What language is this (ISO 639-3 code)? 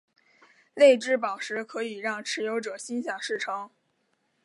zho